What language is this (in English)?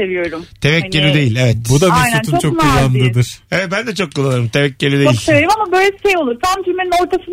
Turkish